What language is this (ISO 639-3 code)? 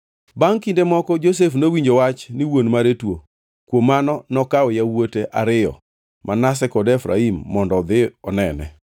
luo